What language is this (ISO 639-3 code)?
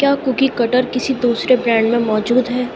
urd